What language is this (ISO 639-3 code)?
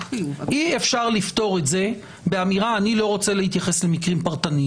heb